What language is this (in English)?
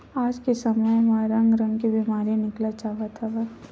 Chhattisgarhi